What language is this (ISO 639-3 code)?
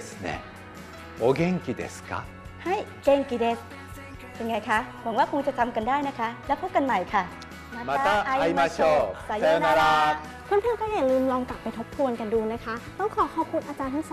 tha